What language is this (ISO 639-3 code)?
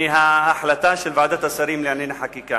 heb